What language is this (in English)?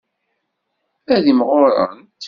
Kabyle